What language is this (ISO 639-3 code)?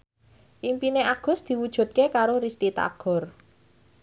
jav